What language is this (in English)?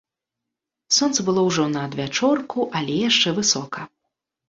Belarusian